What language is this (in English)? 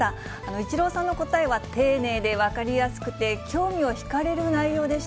Japanese